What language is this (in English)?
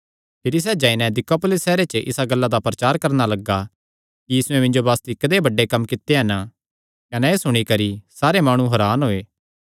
Kangri